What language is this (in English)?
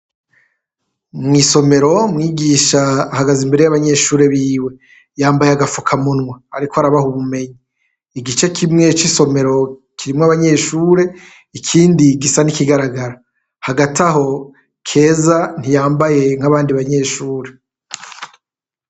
Rundi